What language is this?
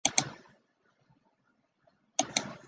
Chinese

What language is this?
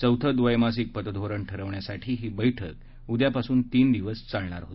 Marathi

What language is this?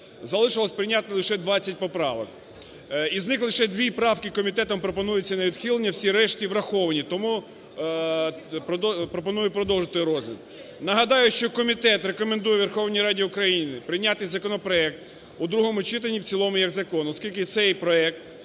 Ukrainian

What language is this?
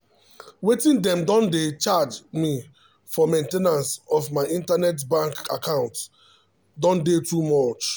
Nigerian Pidgin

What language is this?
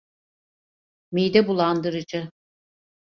Turkish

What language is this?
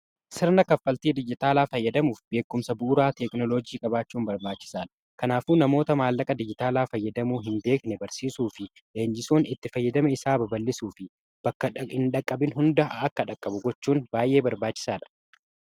Oromo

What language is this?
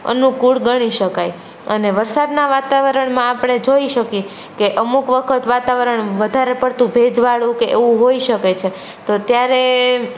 Gujarati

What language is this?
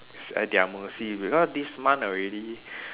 English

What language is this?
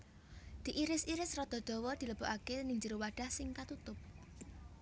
Javanese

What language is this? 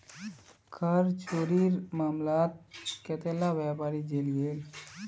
Magahi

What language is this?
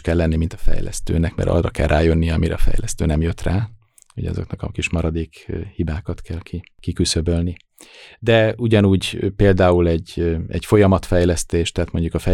Hungarian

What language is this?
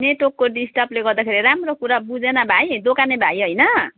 Nepali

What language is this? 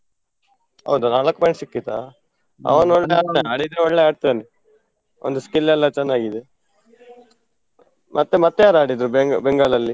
Kannada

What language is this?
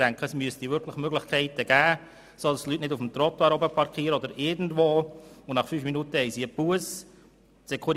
Swiss German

